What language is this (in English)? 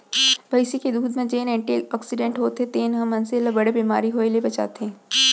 Chhattisgarhi